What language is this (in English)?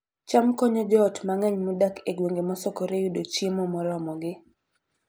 Luo (Kenya and Tanzania)